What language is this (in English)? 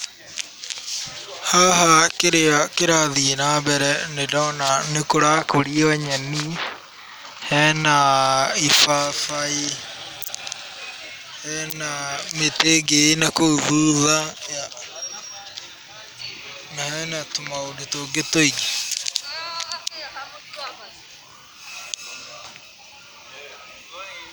Kikuyu